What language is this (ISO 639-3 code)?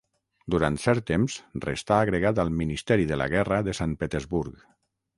cat